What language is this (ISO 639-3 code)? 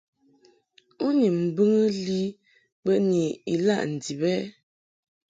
mhk